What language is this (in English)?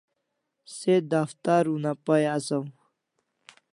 Kalasha